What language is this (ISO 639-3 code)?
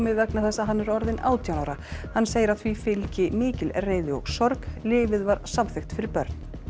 isl